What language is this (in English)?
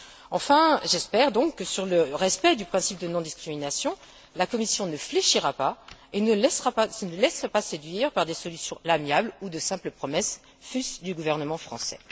French